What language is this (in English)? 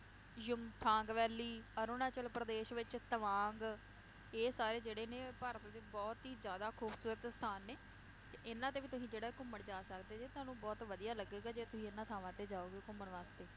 Punjabi